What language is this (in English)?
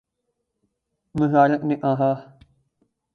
Urdu